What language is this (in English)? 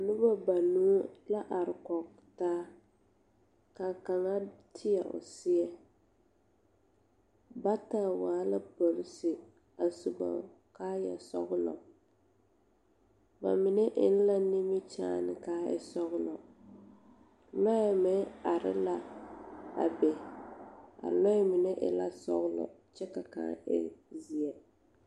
Southern Dagaare